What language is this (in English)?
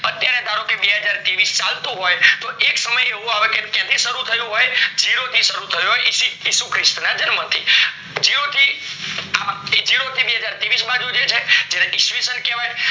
Gujarati